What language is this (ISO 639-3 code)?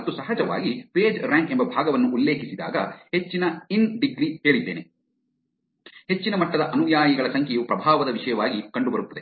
kan